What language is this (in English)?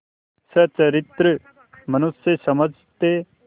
Hindi